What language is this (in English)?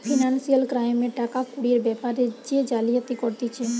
Bangla